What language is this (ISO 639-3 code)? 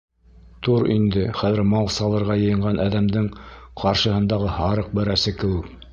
bak